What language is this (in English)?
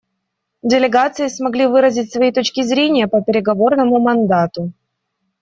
Russian